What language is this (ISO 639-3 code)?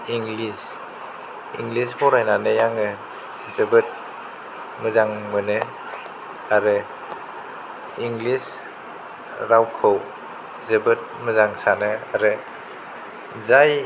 brx